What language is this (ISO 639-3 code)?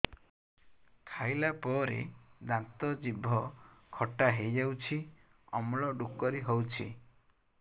ori